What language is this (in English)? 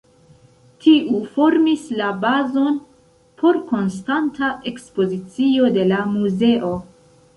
Esperanto